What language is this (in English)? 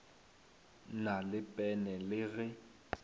Northern Sotho